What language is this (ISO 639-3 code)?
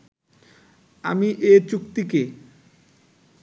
ben